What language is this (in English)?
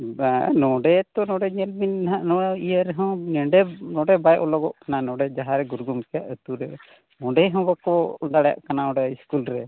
Santali